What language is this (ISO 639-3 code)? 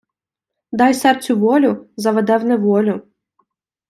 ukr